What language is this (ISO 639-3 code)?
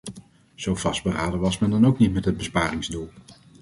nld